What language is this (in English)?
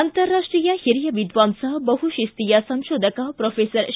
Kannada